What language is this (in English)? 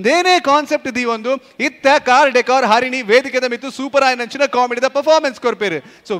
Indonesian